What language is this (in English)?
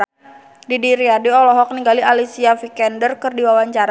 Sundanese